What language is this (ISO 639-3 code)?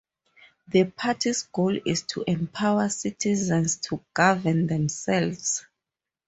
eng